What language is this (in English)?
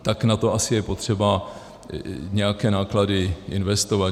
Czech